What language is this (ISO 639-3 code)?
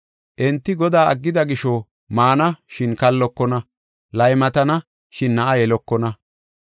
gof